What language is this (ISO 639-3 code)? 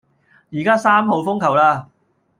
yue